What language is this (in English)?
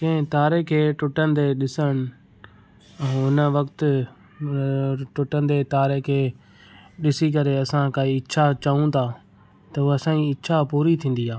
Sindhi